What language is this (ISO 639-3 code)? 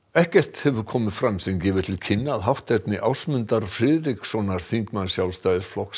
isl